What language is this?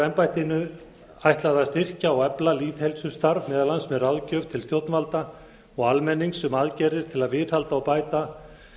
Icelandic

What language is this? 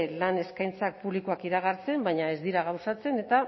Basque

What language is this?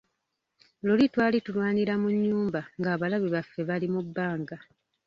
Ganda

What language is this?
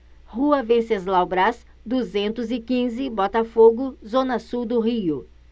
Portuguese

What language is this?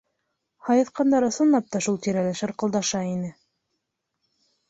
Bashkir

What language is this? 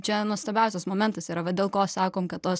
Lithuanian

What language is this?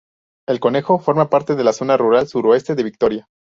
Spanish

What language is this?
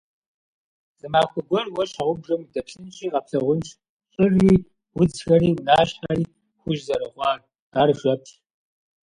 Kabardian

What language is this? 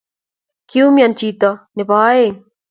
Kalenjin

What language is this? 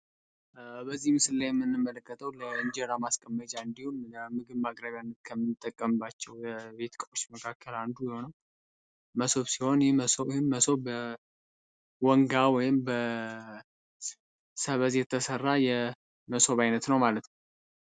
Amharic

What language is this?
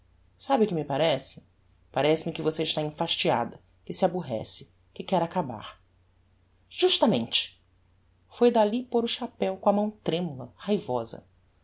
Portuguese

